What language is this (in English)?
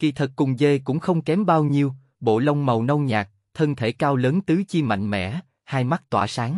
Vietnamese